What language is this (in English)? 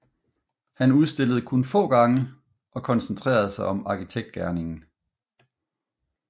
Danish